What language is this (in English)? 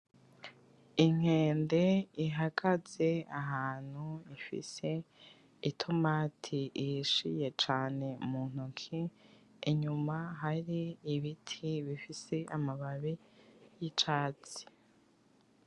Rundi